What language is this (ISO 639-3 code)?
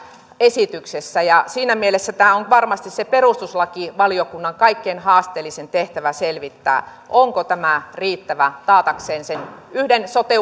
fin